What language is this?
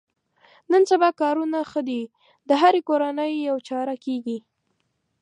Pashto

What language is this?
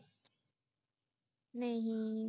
Punjabi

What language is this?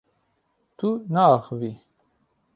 Kurdish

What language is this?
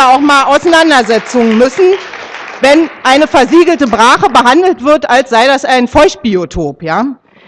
German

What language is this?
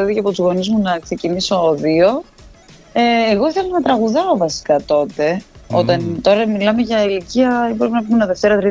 Greek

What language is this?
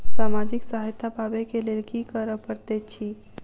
Maithili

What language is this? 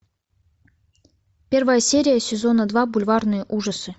Russian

